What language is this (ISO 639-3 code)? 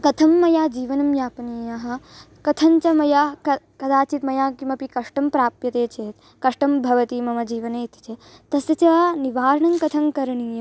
san